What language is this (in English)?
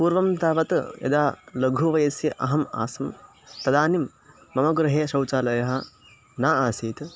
Sanskrit